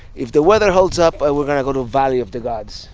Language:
English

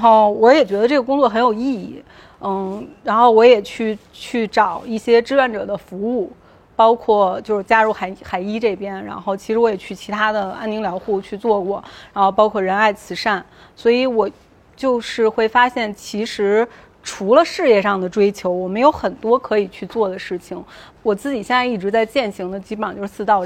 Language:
Chinese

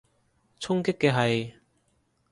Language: Cantonese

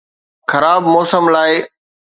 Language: Sindhi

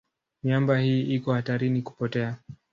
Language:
Swahili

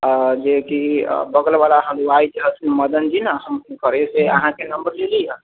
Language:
Maithili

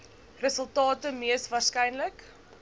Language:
Afrikaans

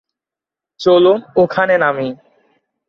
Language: Bangla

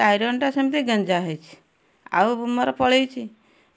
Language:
Odia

